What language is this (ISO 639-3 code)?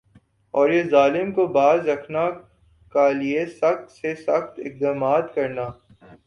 urd